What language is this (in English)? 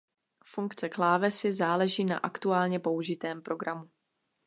Czech